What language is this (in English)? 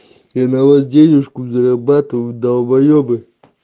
Russian